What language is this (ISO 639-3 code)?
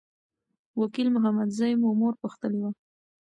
pus